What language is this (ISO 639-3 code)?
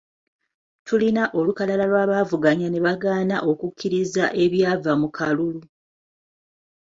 lug